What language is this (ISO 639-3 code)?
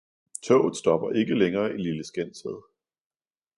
dan